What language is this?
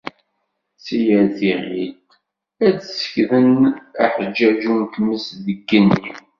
Kabyle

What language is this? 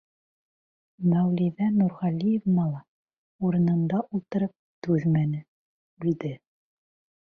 Bashkir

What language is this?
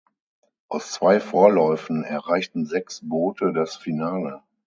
German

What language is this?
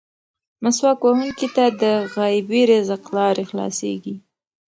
Pashto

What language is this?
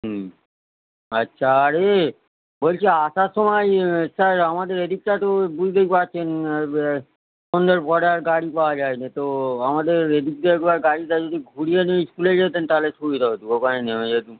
Bangla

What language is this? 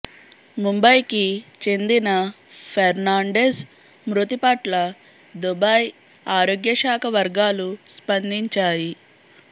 Telugu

